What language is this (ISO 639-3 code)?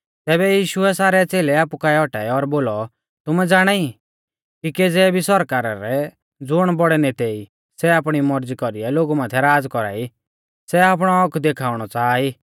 bfz